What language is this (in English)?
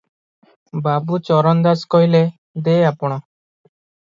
Odia